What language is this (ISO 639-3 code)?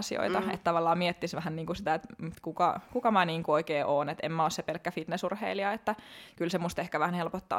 fin